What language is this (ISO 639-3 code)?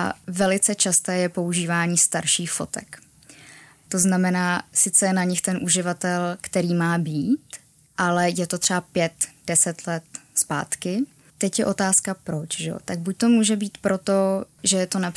ces